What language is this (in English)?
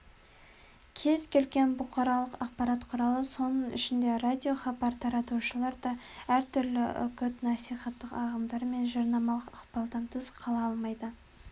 Kazakh